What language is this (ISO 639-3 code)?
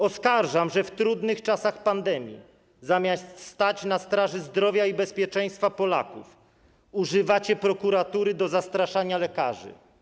pol